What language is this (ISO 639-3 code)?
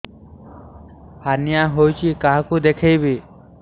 ori